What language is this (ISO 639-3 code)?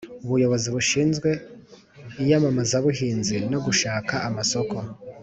kin